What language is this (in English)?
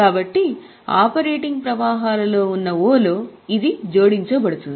Telugu